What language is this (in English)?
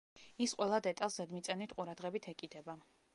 Georgian